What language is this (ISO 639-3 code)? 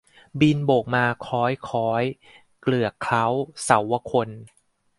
tha